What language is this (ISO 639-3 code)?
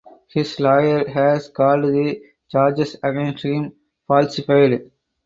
eng